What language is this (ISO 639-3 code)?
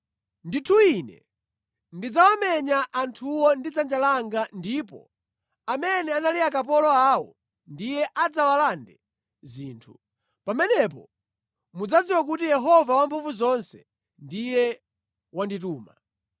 nya